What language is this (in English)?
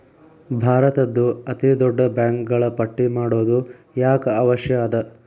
Kannada